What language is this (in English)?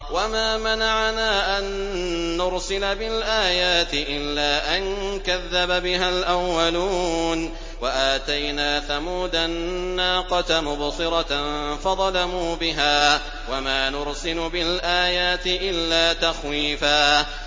Arabic